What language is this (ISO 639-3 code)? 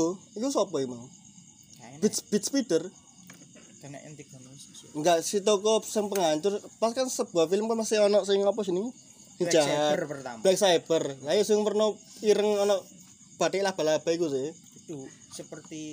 ind